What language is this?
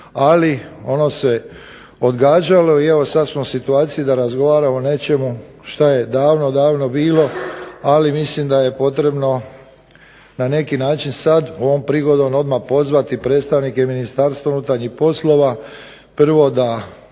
Croatian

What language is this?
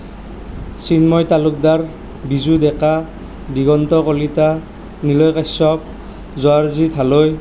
Assamese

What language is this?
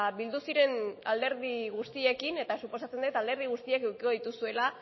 Basque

